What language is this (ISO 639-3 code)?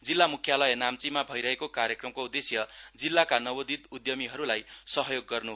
nep